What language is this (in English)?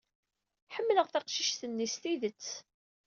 Kabyle